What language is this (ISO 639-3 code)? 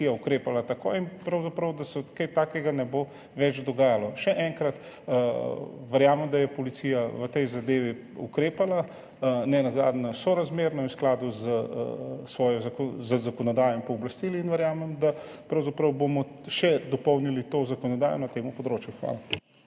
slv